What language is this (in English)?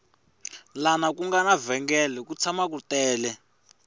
Tsonga